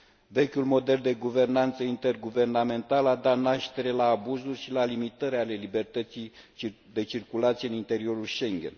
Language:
Romanian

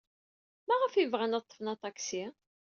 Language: Kabyle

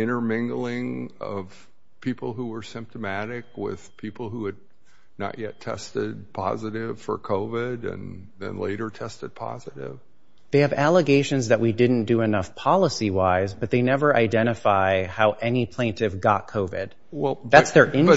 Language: English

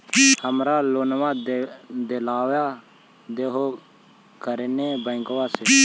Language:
Magahi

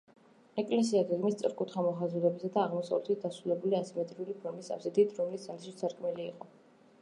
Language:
Georgian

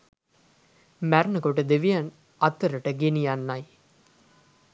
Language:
Sinhala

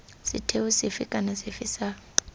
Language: Tswana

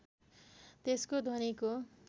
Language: Nepali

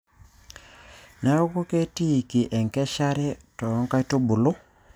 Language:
Masai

